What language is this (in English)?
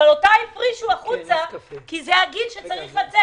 Hebrew